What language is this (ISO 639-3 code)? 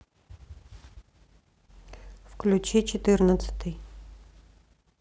rus